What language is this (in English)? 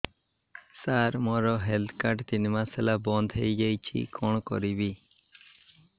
Odia